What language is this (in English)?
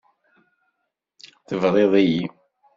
Kabyle